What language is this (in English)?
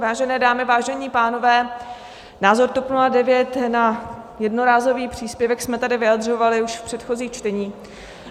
Czech